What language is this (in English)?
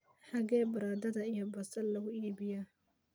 Somali